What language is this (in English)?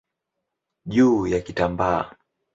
Swahili